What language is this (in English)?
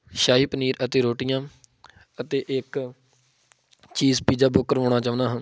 Punjabi